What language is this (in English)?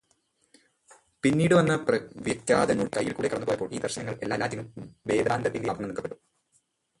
Malayalam